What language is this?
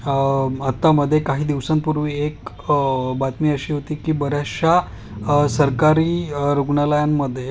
Marathi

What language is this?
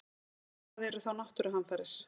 Icelandic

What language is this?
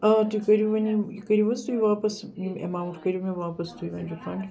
Kashmiri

